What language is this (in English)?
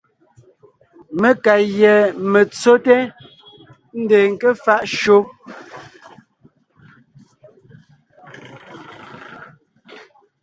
Ngiemboon